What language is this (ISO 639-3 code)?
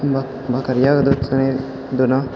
mai